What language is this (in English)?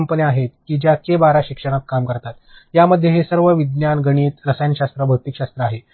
Marathi